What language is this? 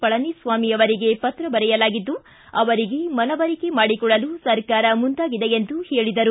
Kannada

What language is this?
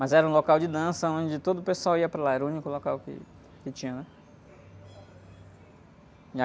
Portuguese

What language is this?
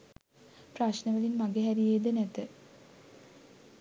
Sinhala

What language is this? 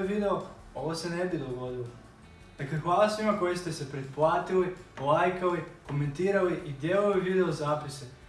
Croatian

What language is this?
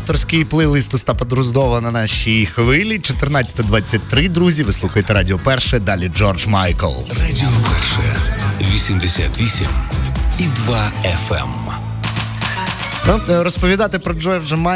Ukrainian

